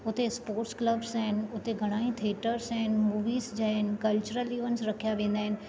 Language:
Sindhi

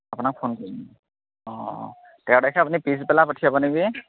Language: Assamese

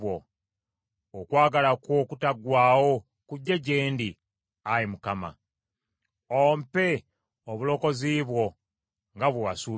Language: Ganda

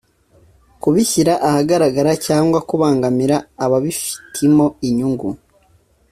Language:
Kinyarwanda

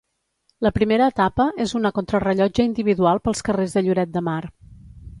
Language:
Catalan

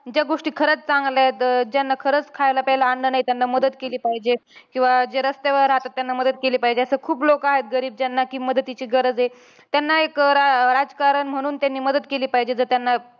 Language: Marathi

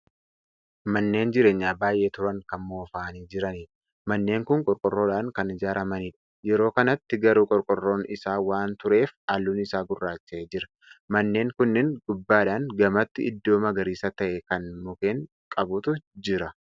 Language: Oromo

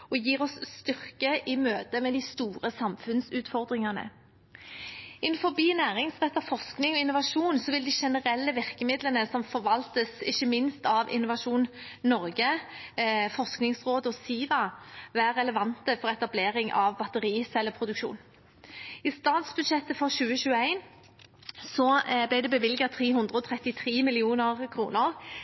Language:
Norwegian Bokmål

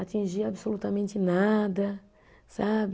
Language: Portuguese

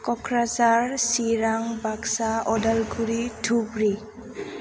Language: Bodo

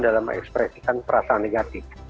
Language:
Indonesian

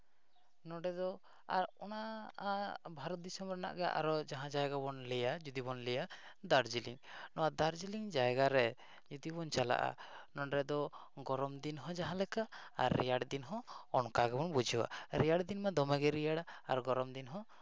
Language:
Santali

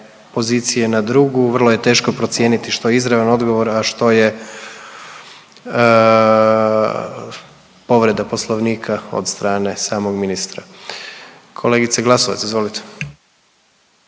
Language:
Croatian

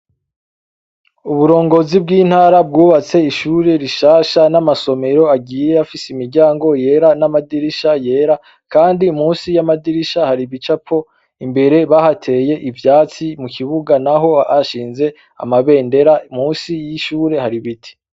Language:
Rundi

